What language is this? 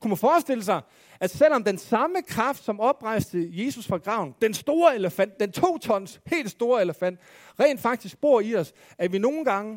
Danish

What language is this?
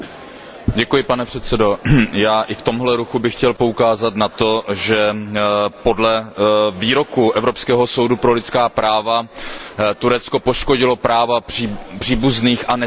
Czech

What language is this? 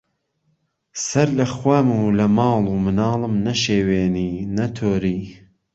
Central Kurdish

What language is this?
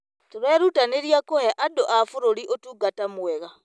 Kikuyu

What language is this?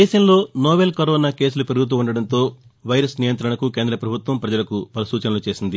Telugu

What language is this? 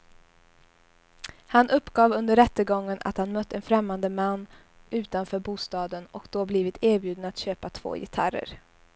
Swedish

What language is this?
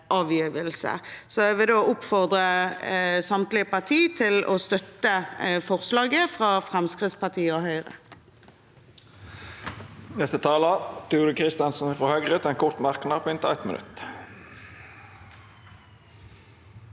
Norwegian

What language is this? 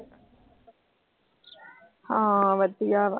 Punjabi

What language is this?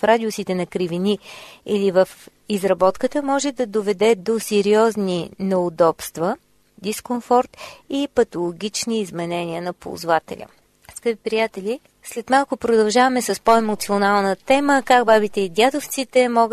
Bulgarian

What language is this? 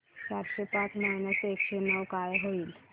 Marathi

